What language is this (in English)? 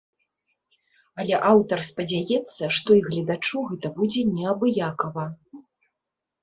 Belarusian